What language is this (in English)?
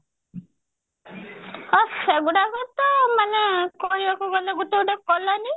Odia